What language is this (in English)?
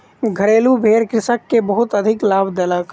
Maithili